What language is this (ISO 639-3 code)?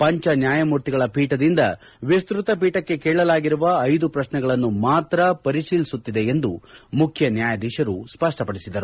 kan